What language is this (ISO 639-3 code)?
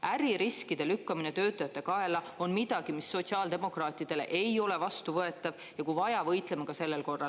est